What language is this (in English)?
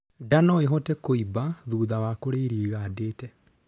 Kikuyu